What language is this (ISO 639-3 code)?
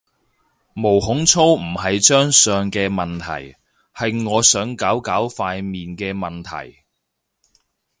yue